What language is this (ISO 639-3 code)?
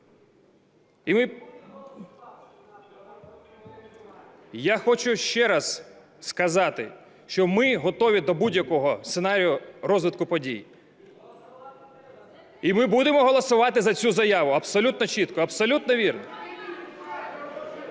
ukr